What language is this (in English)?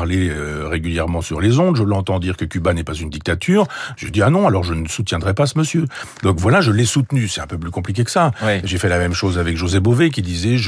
French